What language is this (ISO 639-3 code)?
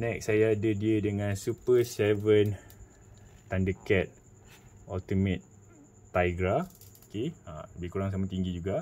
msa